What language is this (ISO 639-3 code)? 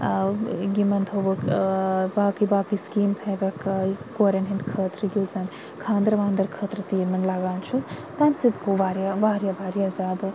kas